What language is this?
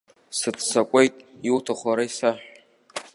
Abkhazian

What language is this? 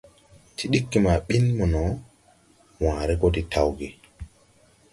Tupuri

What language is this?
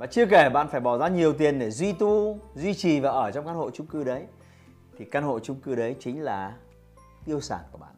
Vietnamese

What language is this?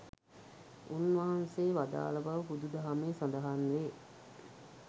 Sinhala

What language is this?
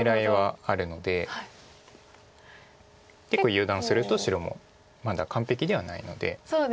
Japanese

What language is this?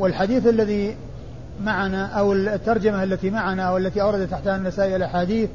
Arabic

